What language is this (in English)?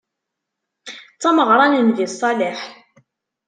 Kabyle